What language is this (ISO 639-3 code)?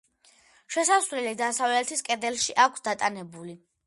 kat